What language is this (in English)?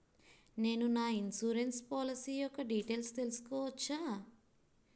Telugu